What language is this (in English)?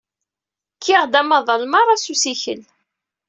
Kabyle